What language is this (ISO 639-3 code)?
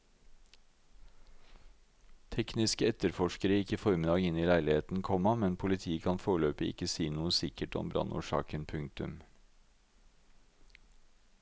nor